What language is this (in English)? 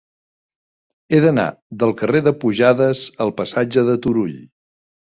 Catalan